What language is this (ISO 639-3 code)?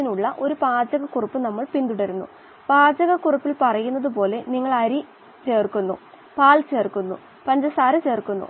mal